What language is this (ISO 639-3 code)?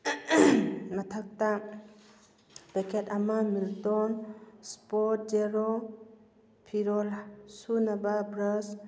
mni